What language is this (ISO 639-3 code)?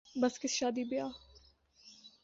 urd